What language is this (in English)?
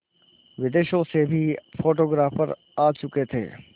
Hindi